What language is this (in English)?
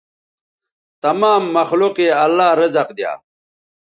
Bateri